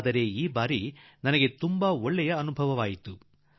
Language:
Kannada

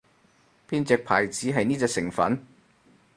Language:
Cantonese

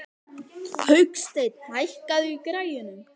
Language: Icelandic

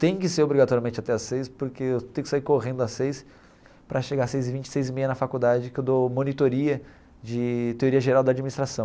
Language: Portuguese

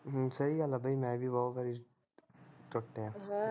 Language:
Punjabi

